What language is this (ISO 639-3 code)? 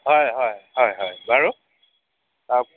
asm